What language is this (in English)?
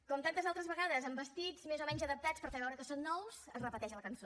Catalan